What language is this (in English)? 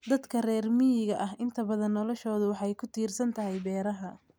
Somali